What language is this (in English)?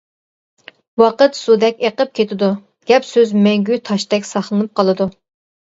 Uyghur